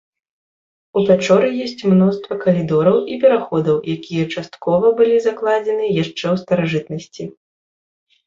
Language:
Belarusian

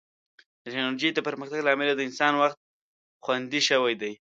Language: Pashto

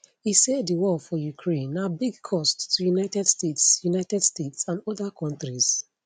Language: Nigerian Pidgin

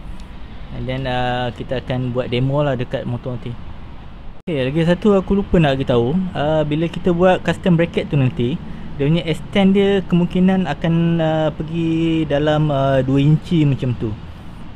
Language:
Malay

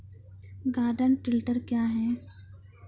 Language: Maithili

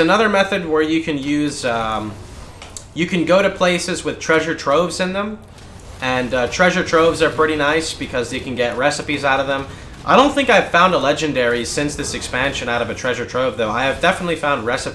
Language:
English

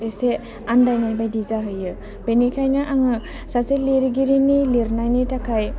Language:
Bodo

